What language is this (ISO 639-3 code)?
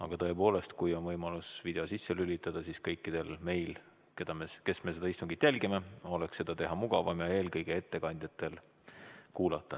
est